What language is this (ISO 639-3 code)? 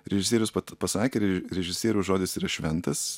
lit